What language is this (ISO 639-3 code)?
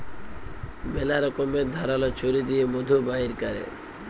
ben